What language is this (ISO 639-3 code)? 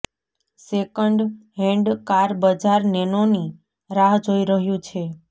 guj